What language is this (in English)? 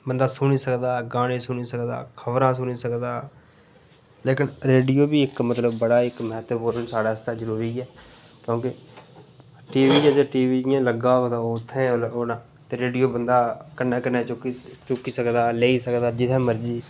Dogri